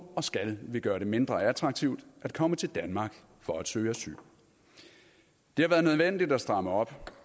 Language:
Danish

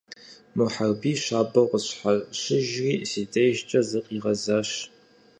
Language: Kabardian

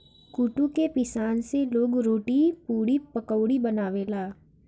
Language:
Bhojpuri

